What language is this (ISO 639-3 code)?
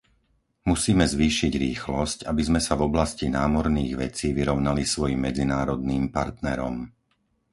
slk